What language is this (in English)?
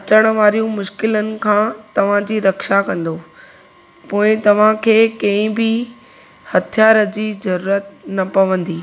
Sindhi